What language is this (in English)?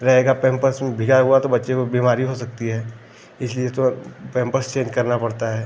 Hindi